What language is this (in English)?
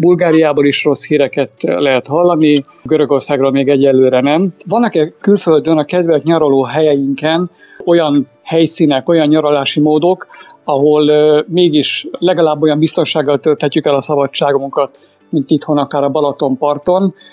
Hungarian